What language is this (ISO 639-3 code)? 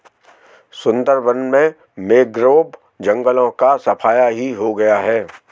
hin